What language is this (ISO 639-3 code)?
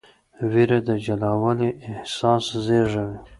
pus